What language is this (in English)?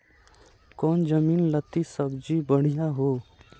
Magahi